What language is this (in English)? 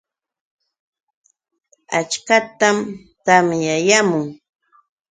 Yauyos Quechua